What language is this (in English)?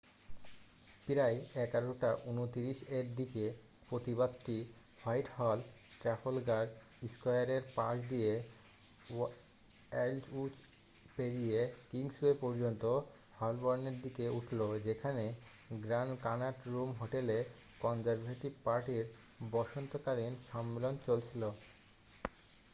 Bangla